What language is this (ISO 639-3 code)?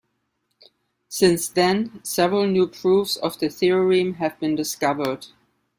eng